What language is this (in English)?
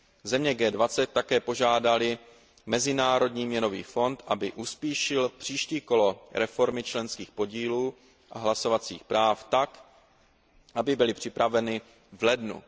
Czech